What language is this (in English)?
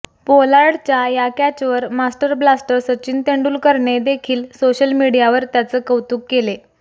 Marathi